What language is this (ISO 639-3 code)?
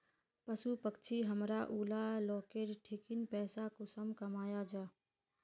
mag